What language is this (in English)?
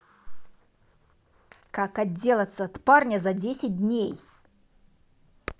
Russian